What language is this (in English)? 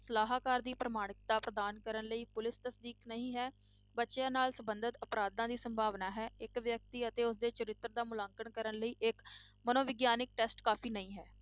Punjabi